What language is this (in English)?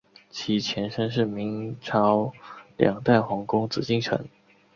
Chinese